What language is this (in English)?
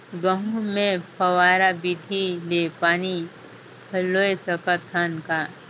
Chhattisgarhi